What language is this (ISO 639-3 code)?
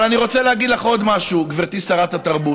heb